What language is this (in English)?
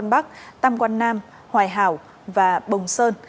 Vietnamese